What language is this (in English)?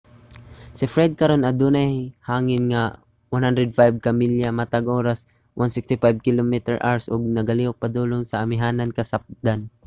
Cebuano